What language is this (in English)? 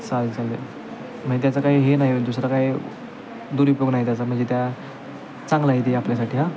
Marathi